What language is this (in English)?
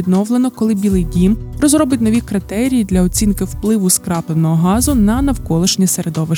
Ukrainian